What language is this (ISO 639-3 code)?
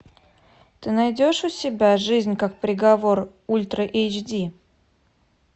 rus